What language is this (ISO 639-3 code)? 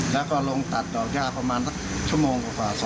tha